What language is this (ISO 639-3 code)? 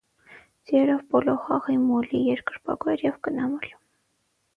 hye